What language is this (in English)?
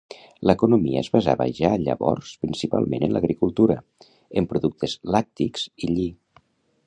Catalan